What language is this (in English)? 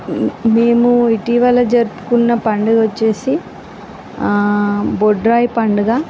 Telugu